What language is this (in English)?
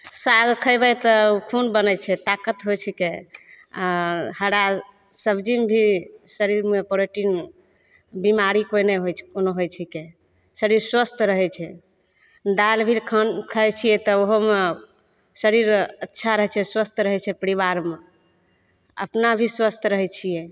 Maithili